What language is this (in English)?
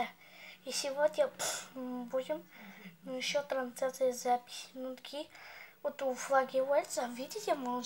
Russian